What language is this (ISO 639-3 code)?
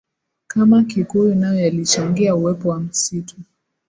swa